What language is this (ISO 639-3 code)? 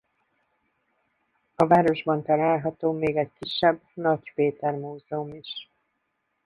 hun